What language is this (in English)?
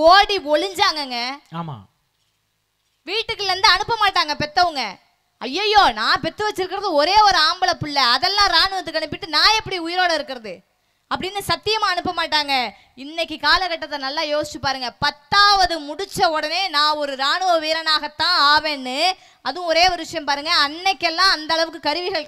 Tamil